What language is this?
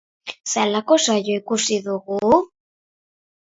Basque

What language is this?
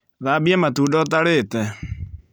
Kikuyu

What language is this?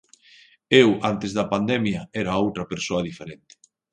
Galician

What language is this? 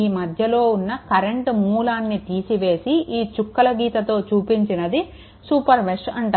Telugu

